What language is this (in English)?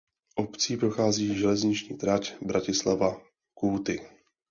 Czech